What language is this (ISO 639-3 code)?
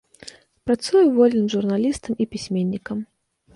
bel